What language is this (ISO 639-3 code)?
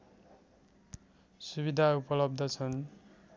nep